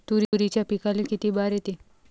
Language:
Marathi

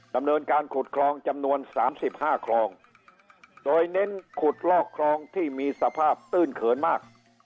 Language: Thai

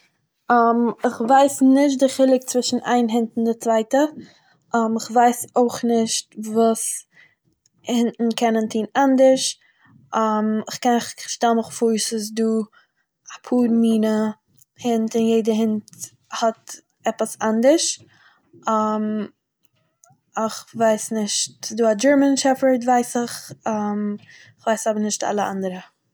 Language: Yiddish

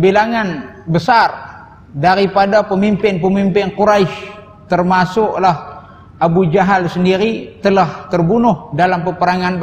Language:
Malay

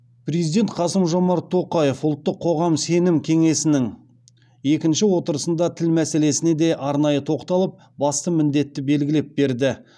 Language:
Kazakh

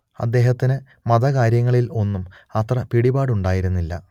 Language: Malayalam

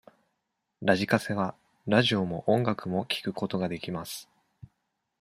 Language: Japanese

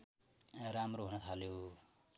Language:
Nepali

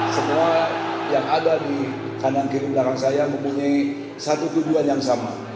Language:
Indonesian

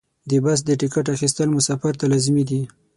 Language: Pashto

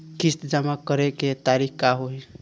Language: Bhojpuri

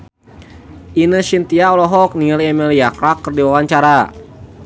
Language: Sundanese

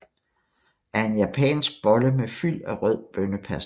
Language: Danish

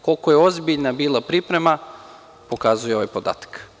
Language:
Serbian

